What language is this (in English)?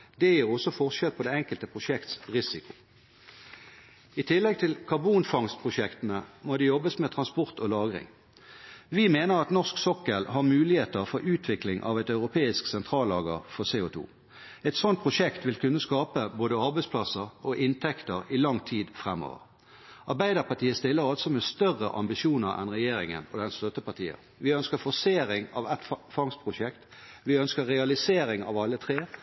Norwegian Bokmål